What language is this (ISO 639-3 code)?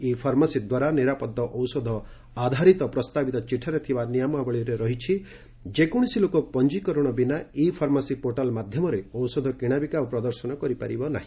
ori